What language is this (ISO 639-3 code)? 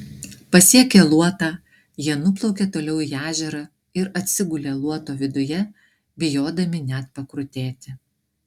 lit